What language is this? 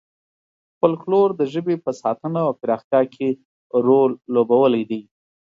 Pashto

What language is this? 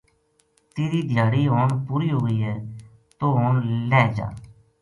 Gujari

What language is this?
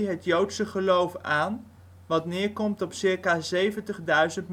Dutch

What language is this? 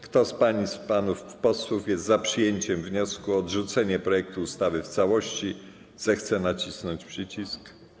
Polish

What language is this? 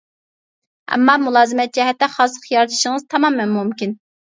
Uyghur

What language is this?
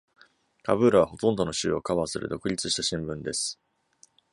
Japanese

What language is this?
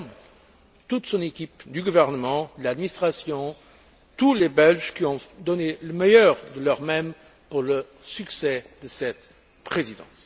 French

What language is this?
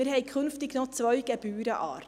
Swiss German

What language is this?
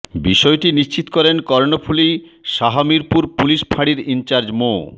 Bangla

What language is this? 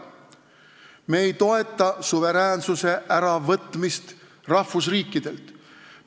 Estonian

